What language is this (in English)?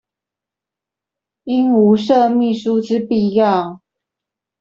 Chinese